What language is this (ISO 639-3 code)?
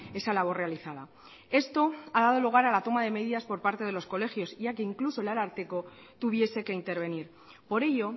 spa